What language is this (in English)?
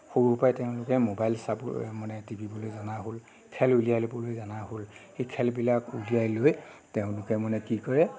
Assamese